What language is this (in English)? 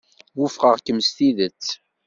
Kabyle